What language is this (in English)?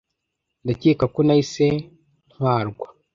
Kinyarwanda